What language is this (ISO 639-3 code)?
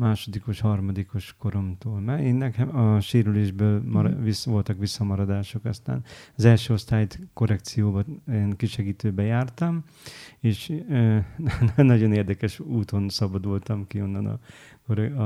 hun